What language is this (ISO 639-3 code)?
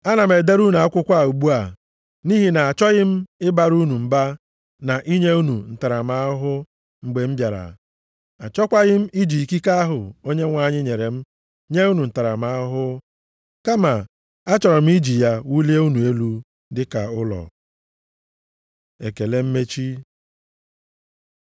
ibo